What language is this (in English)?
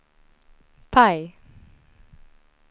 Swedish